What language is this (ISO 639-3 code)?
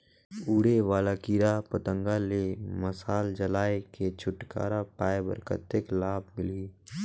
hne